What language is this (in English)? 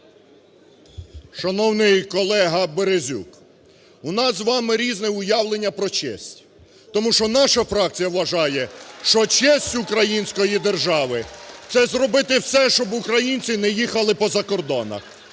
Ukrainian